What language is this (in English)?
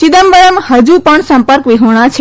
Gujarati